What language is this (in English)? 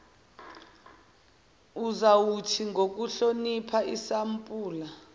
Zulu